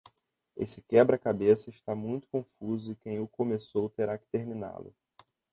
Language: Portuguese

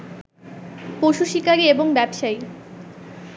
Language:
Bangla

